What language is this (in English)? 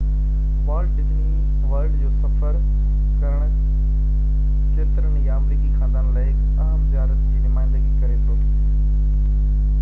Sindhi